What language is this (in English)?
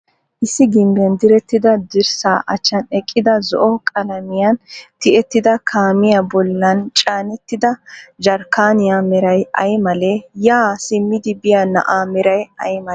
Wolaytta